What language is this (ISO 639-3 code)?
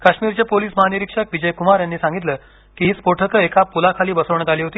mar